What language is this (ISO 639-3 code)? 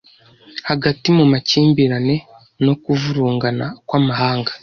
kin